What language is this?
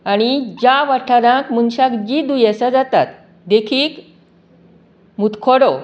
Konkani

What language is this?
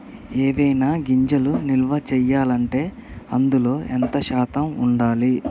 Telugu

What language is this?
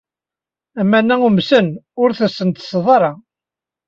Kabyle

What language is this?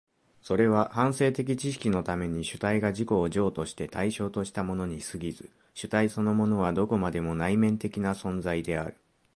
Japanese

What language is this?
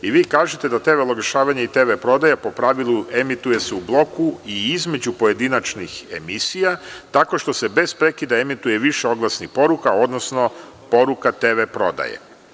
Serbian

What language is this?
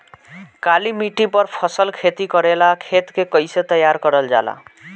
Bhojpuri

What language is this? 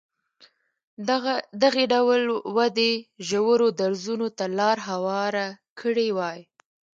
Pashto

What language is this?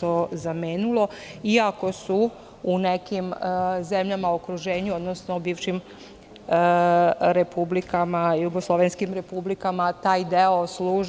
Serbian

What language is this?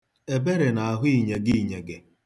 Igbo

